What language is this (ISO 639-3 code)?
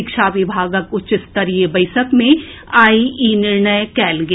mai